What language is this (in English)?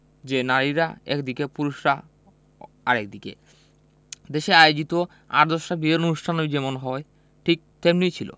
Bangla